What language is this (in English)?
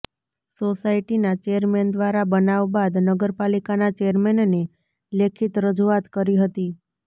Gujarati